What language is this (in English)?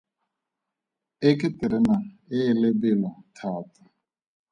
Tswana